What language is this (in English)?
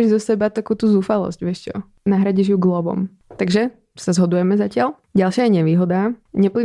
Czech